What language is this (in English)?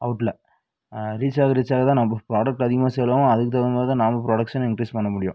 Tamil